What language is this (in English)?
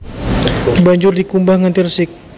Javanese